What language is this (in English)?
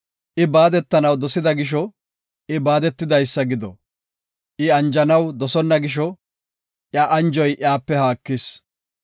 Gofa